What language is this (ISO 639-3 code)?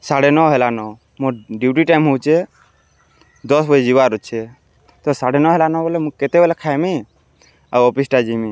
ori